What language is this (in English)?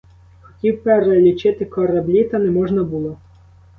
Ukrainian